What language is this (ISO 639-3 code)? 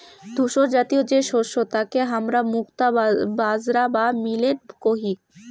ben